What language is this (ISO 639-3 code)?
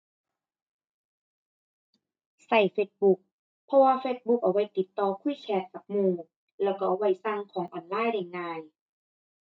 tha